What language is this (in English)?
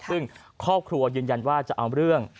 Thai